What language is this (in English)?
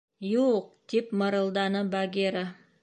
Bashkir